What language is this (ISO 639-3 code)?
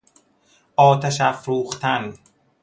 fas